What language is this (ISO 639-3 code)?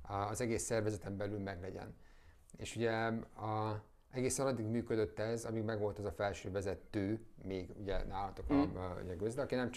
hun